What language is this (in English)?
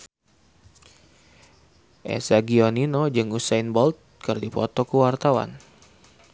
Sundanese